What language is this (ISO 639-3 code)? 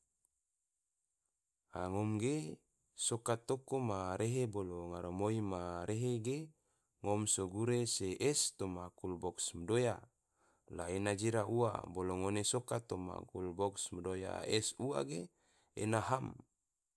tvo